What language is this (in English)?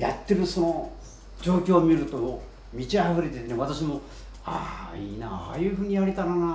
Japanese